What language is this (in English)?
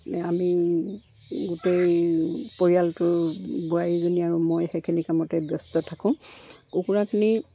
Assamese